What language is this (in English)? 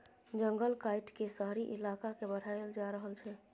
Maithili